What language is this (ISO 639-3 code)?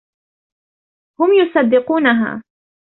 ara